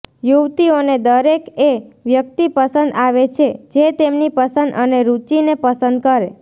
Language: Gujarati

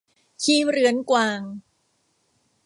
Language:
Thai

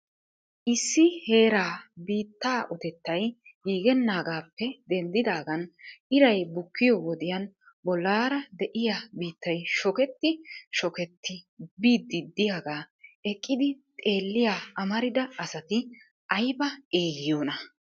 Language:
Wolaytta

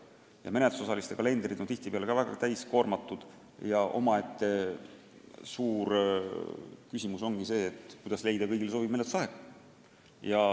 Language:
Estonian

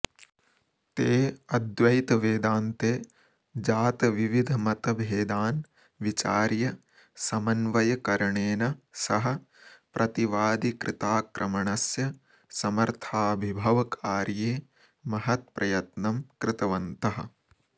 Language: Sanskrit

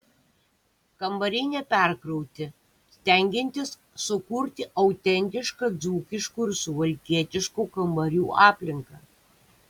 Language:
Lithuanian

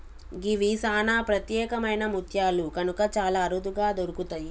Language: Telugu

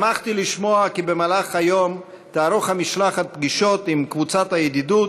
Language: Hebrew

